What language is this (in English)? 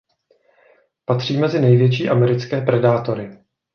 Czech